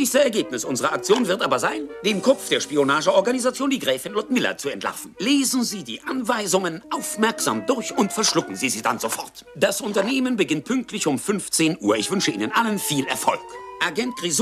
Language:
German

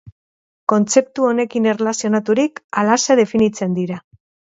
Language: Basque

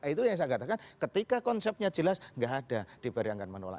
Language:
Indonesian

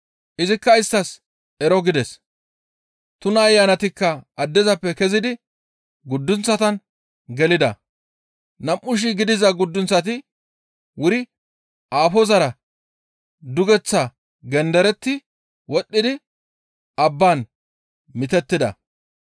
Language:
Gamo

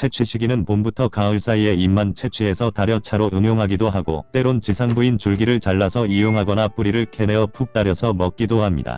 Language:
Korean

